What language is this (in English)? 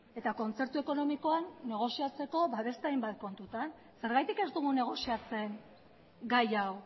Basque